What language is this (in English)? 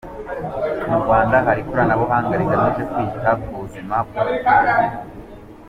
Kinyarwanda